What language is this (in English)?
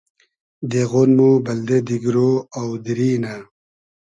Hazaragi